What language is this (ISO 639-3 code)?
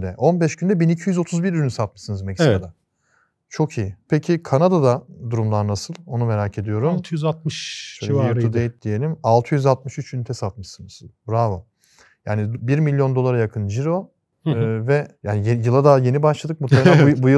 tur